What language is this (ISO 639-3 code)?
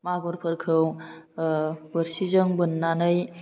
brx